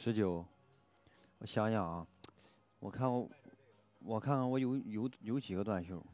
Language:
Chinese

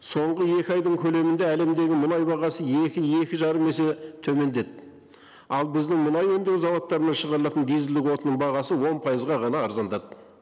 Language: Kazakh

